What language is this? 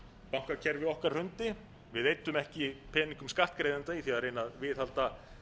Icelandic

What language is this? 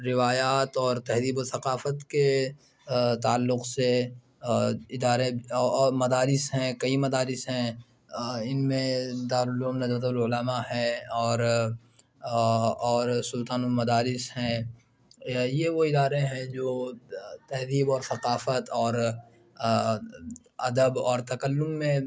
Urdu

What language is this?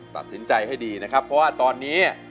Thai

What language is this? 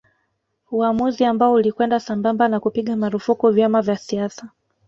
Swahili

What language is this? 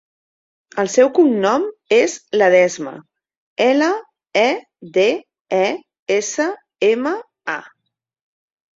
Catalan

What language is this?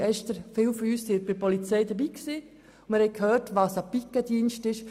Swiss German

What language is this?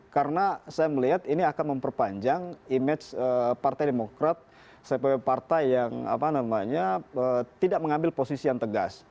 Indonesian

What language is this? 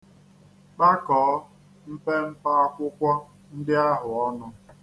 Igbo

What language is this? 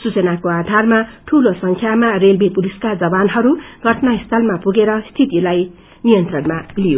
Nepali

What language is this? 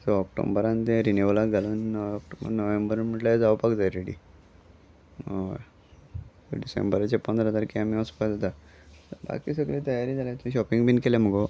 Konkani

